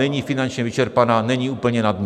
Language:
Czech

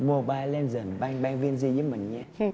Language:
Vietnamese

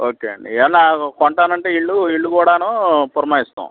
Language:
Telugu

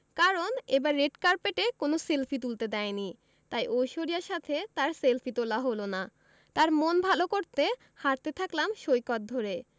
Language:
Bangla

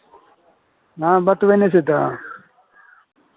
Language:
Maithili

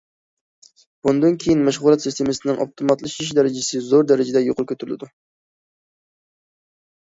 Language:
Uyghur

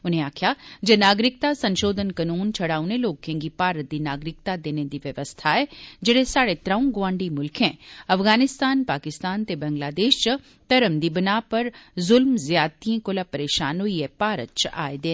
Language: Dogri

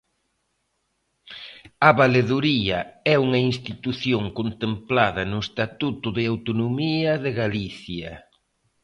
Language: Galician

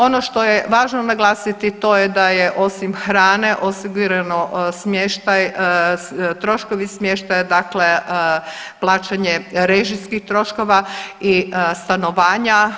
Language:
Croatian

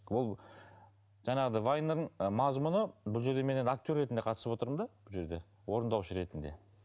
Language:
Kazakh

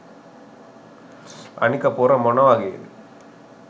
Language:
Sinhala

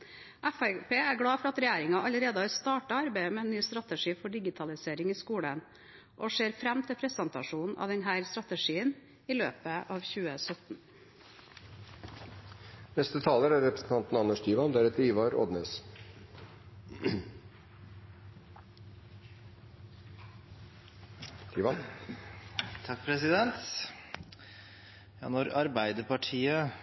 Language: Norwegian Bokmål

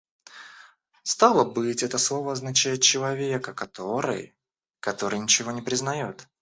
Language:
Russian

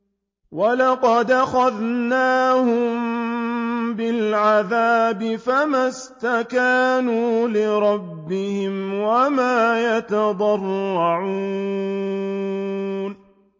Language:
Arabic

